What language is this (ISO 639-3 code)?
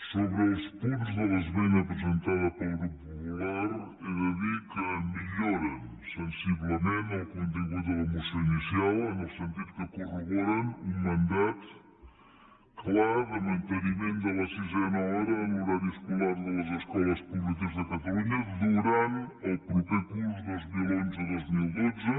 cat